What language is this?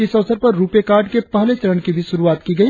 Hindi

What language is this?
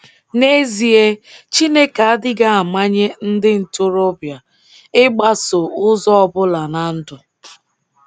Igbo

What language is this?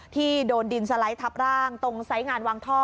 Thai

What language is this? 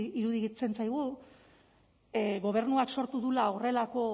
Basque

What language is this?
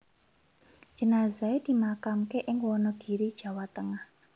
Javanese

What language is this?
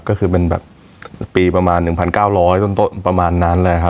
Thai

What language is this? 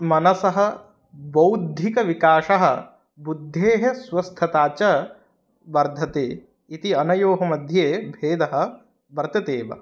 Sanskrit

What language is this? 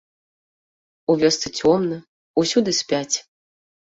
Belarusian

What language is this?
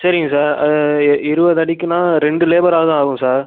Tamil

